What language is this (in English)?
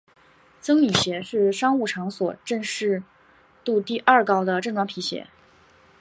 Chinese